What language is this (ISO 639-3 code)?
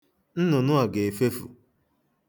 ibo